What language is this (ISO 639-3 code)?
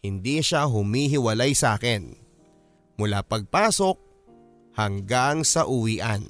fil